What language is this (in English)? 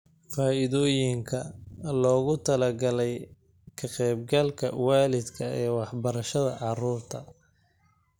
Somali